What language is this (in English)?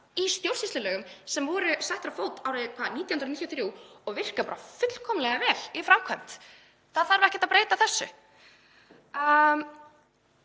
Icelandic